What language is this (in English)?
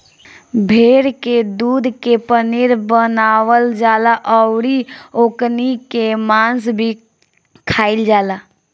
Bhojpuri